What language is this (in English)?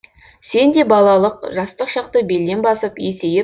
Kazakh